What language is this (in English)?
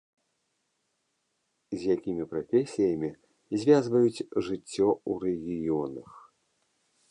Belarusian